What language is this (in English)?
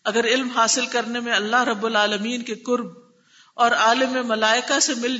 Urdu